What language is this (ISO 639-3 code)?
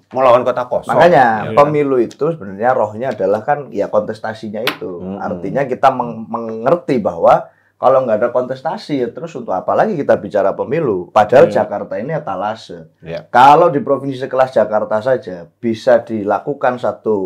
ind